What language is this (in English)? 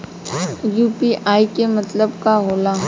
Bhojpuri